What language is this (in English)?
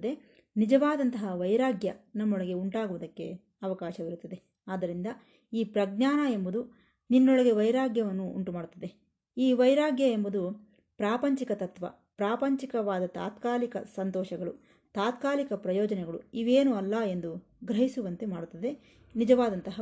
Kannada